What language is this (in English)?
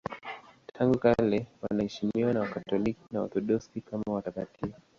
Swahili